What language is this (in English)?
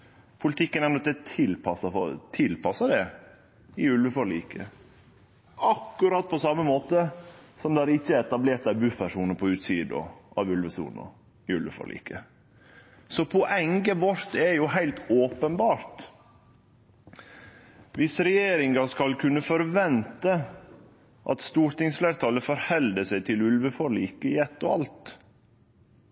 Norwegian Nynorsk